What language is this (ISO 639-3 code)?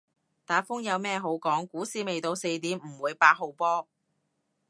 yue